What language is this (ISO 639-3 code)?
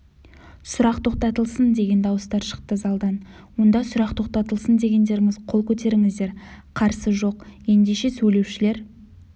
kaz